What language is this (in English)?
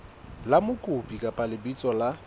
Southern Sotho